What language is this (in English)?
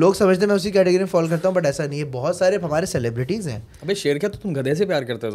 Urdu